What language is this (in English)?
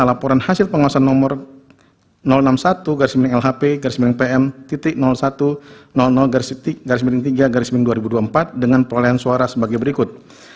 Indonesian